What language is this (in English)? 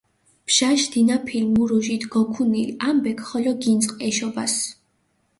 Mingrelian